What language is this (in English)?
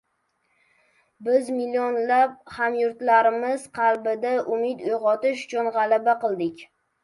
Uzbek